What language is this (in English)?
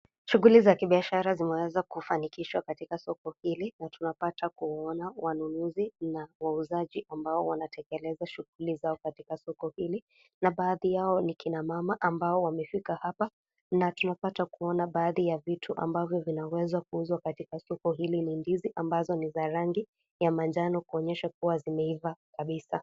Swahili